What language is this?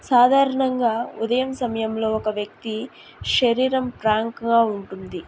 Telugu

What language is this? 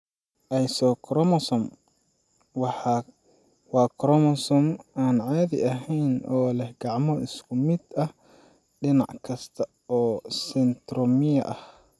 Somali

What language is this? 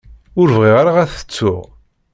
Kabyle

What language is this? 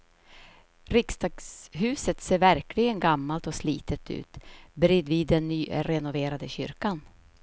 Swedish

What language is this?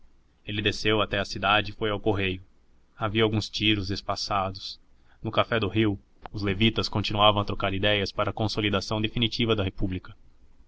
Portuguese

